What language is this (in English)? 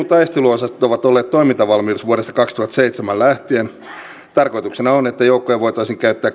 Finnish